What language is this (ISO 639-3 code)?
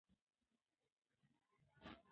pus